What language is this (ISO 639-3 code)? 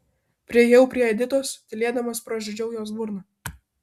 lit